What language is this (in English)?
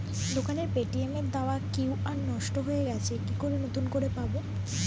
Bangla